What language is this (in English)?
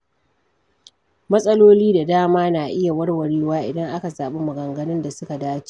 Hausa